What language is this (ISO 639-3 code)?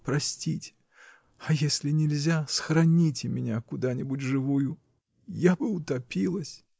rus